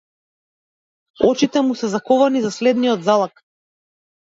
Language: Macedonian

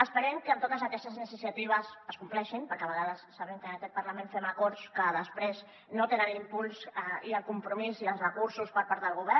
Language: Catalan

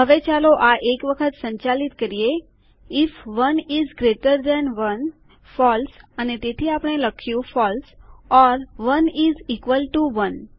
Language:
Gujarati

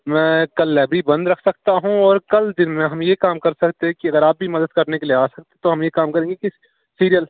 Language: Urdu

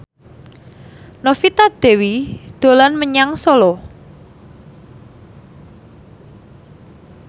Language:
Javanese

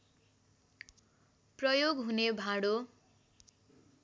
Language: Nepali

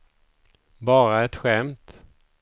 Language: Swedish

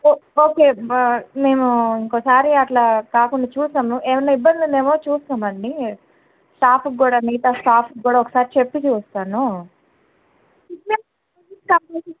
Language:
Telugu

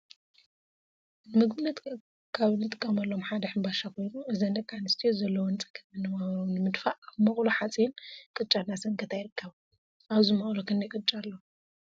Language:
Tigrinya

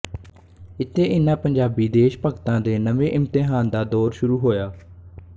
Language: Punjabi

